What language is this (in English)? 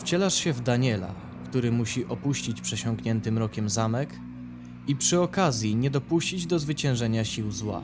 Polish